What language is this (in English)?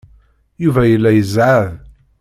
Kabyle